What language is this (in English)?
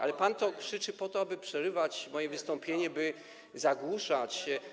Polish